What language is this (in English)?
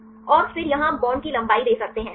Hindi